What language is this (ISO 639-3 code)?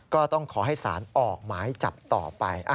tha